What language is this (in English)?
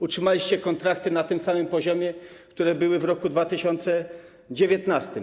Polish